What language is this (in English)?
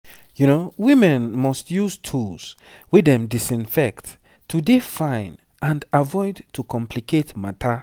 Nigerian Pidgin